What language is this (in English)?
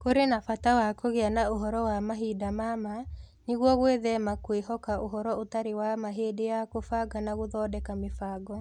Kikuyu